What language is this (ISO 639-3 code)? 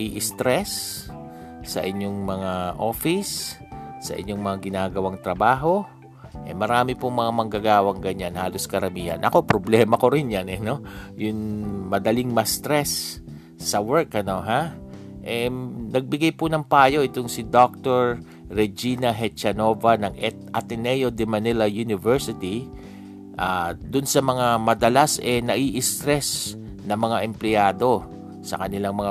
fil